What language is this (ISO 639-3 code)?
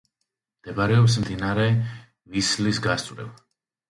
kat